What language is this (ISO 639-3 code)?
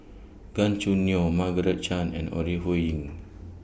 eng